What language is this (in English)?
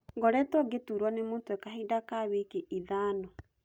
Kikuyu